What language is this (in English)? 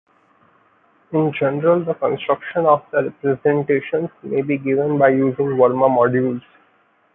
English